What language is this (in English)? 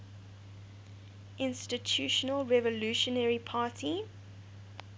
English